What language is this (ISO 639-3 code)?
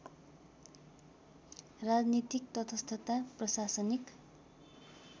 nep